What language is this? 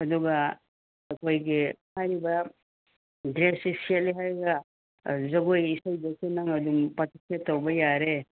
Manipuri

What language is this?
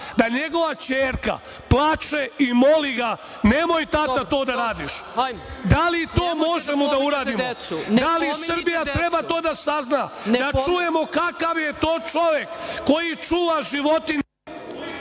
Serbian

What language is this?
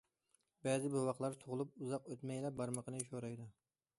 Uyghur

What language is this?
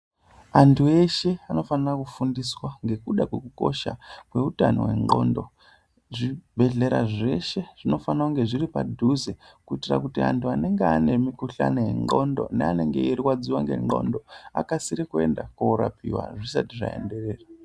Ndau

